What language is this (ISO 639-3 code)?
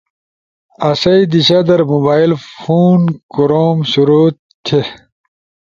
ush